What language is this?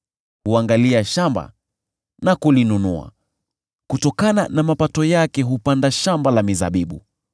Swahili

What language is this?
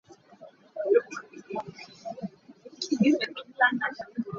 Hakha Chin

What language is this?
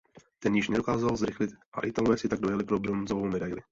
Czech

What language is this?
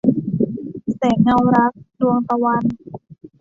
Thai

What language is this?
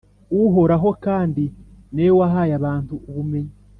Kinyarwanda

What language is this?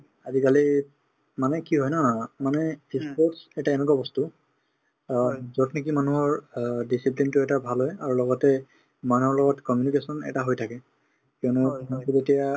Assamese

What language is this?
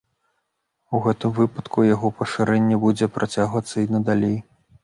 Belarusian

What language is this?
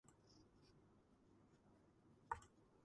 Georgian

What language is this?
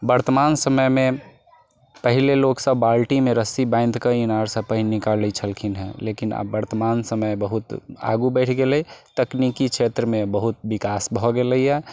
Maithili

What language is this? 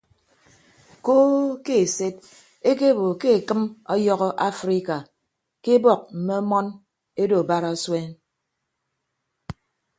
Ibibio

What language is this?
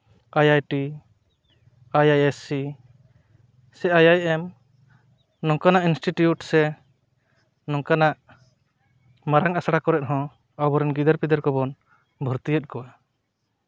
Santali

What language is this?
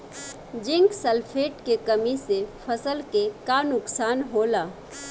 Bhojpuri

